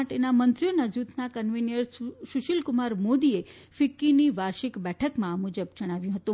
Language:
Gujarati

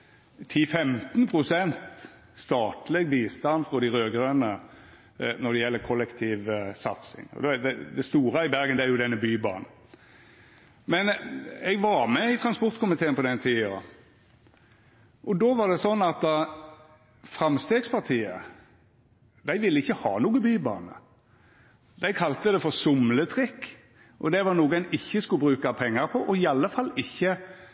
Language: Norwegian Nynorsk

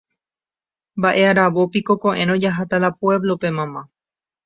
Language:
Guarani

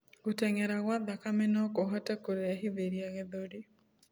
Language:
Kikuyu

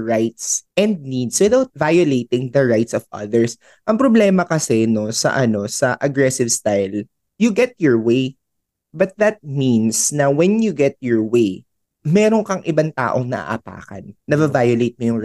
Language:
Filipino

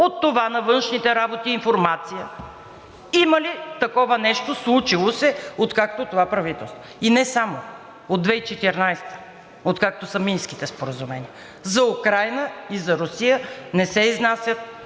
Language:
Bulgarian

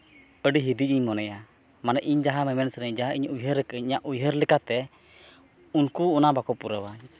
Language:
Santali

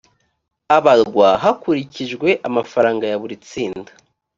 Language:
Kinyarwanda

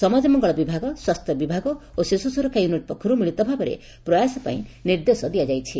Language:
Odia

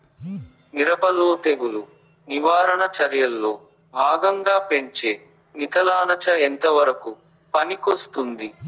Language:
Telugu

